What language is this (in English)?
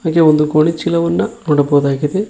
Kannada